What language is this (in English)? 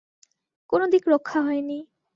Bangla